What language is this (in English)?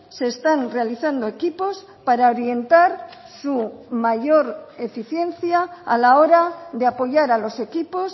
Spanish